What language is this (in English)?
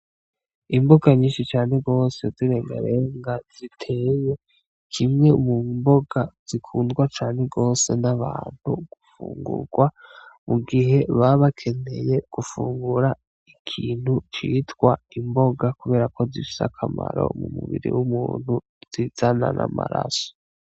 Rundi